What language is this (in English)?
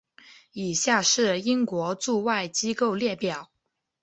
Chinese